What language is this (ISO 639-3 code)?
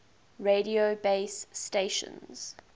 eng